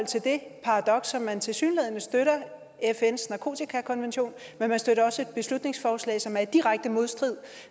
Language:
Danish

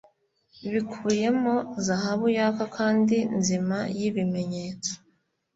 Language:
Kinyarwanda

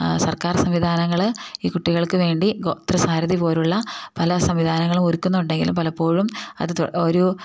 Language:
Malayalam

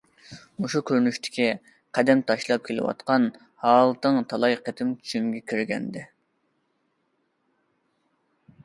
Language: Uyghur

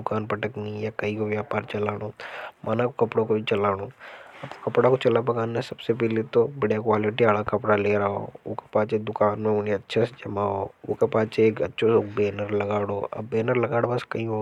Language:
Hadothi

